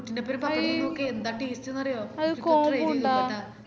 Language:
Malayalam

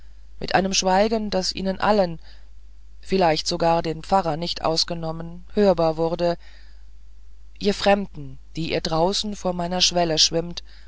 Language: German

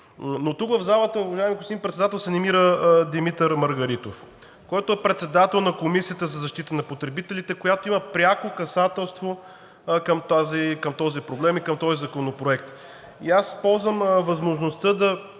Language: Bulgarian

